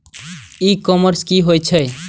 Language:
Maithili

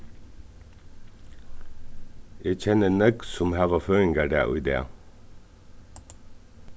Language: Faroese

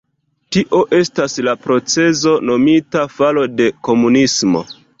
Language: Esperanto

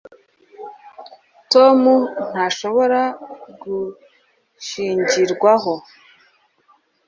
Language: Kinyarwanda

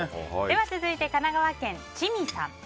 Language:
Japanese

